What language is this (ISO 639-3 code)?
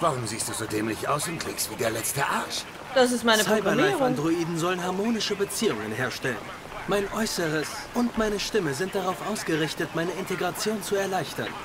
deu